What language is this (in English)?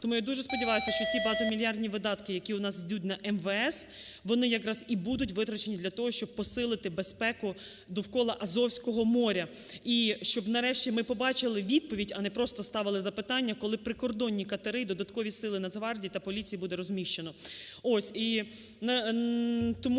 Ukrainian